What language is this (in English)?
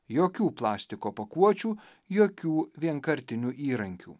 Lithuanian